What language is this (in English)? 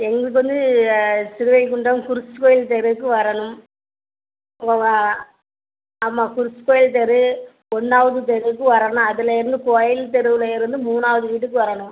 Tamil